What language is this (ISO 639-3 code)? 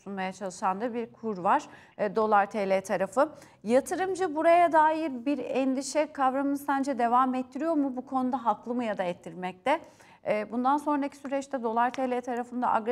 tur